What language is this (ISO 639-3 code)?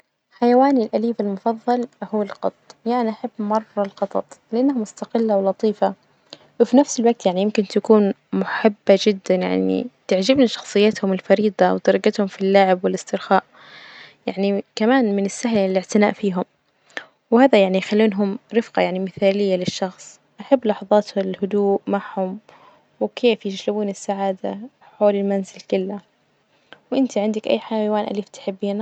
ars